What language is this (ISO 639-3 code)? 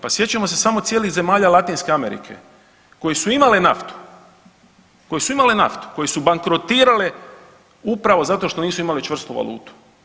hrv